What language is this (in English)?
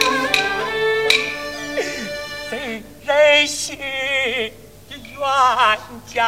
Chinese